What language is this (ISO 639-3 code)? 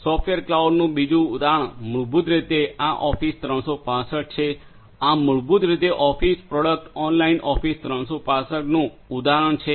guj